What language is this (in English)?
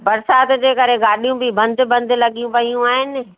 Sindhi